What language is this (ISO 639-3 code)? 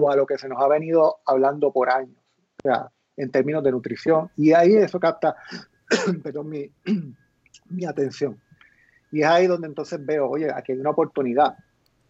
spa